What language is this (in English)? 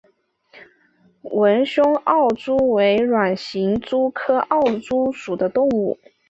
Chinese